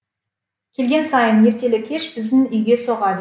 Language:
Kazakh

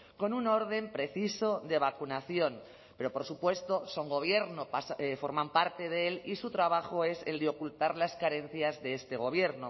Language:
Spanish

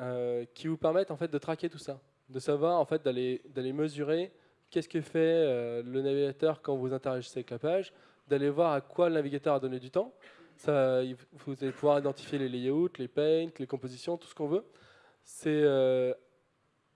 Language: French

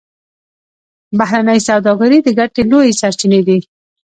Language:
Pashto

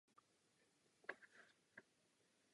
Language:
Czech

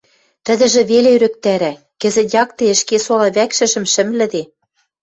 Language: Western Mari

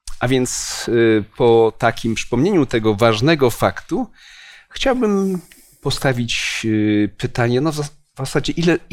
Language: Polish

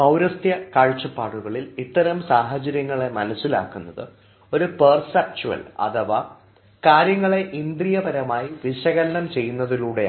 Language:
Malayalam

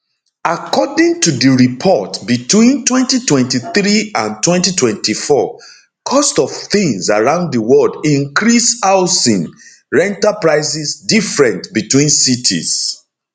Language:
Nigerian Pidgin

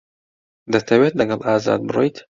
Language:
Central Kurdish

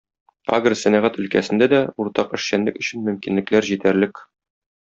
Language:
Tatar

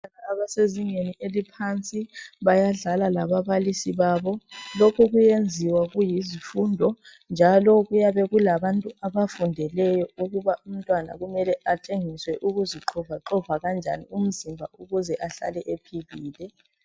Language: North Ndebele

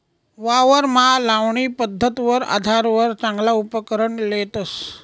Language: Marathi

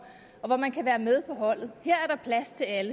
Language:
Danish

